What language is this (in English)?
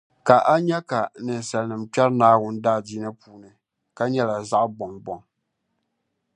Dagbani